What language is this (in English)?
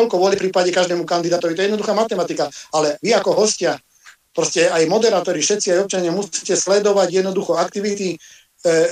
Slovak